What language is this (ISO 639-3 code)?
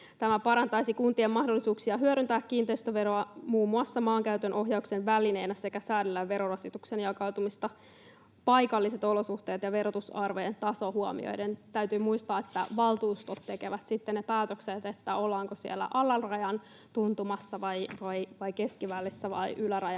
fin